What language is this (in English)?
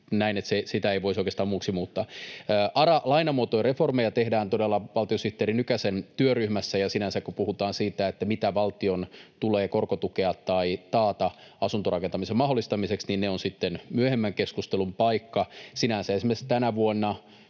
Finnish